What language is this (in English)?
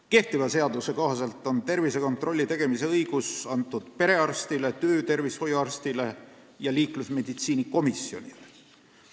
Estonian